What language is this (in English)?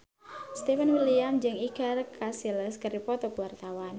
Sundanese